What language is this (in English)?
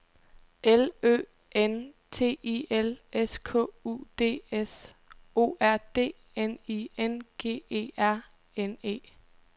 Danish